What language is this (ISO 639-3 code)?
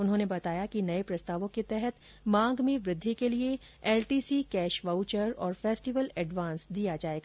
hin